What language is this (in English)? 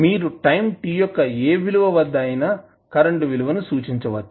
Telugu